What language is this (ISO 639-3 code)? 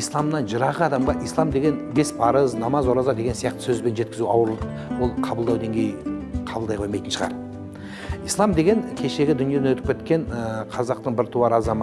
tur